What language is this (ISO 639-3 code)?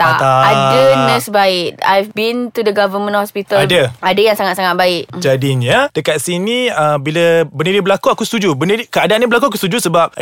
msa